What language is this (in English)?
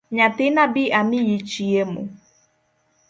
Luo (Kenya and Tanzania)